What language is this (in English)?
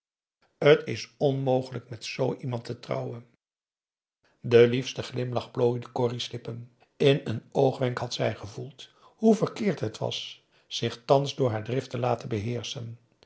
Dutch